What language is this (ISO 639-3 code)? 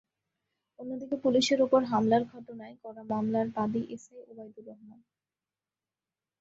ben